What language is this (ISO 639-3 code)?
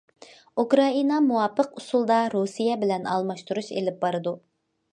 uig